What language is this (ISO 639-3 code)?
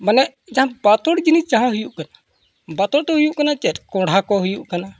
sat